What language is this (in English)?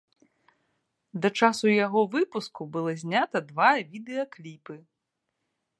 Belarusian